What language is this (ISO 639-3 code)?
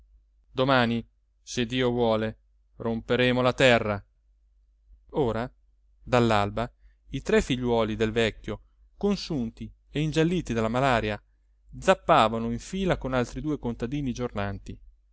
ita